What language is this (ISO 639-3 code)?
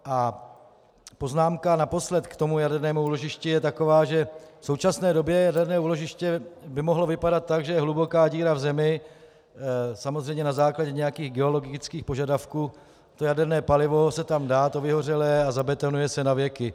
ces